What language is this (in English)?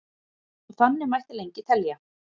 Icelandic